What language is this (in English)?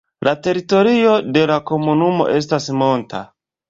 Esperanto